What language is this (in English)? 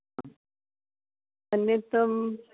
Sanskrit